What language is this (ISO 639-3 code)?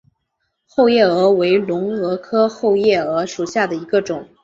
zho